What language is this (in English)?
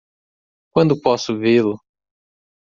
Portuguese